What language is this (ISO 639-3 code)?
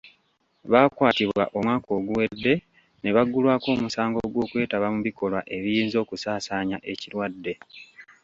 lug